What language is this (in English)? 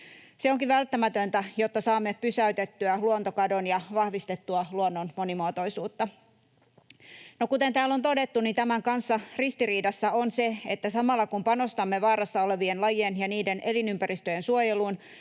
Finnish